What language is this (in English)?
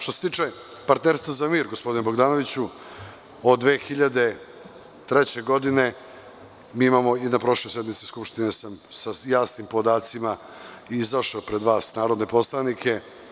Serbian